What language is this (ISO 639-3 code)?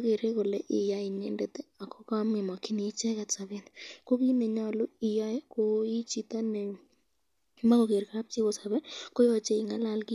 kln